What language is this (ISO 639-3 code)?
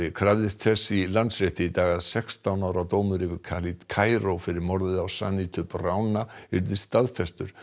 isl